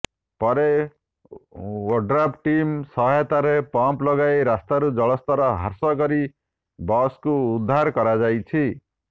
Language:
Odia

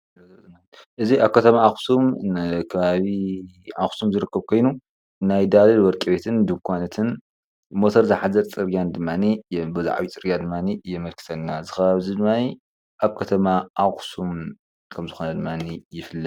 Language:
Tigrinya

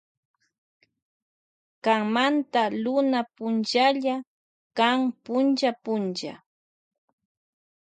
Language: Loja Highland Quichua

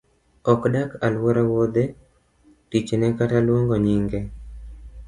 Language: Luo (Kenya and Tanzania)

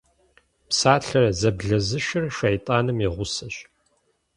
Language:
Kabardian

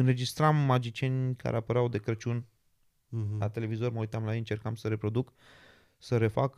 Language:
Romanian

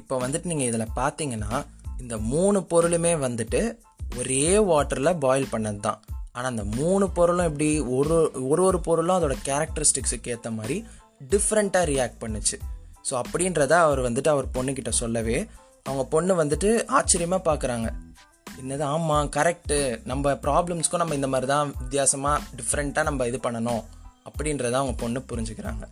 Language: Tamil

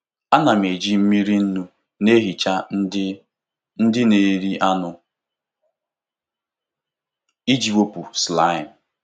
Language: Igbo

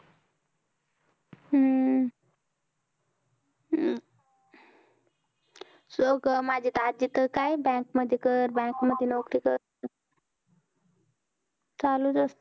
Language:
Marathi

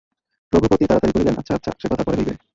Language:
Bangla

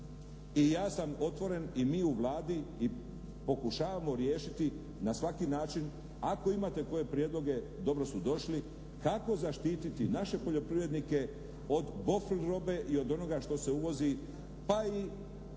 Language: Croatian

